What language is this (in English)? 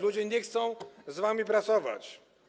Polish